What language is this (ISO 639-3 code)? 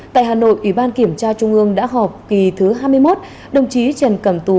vie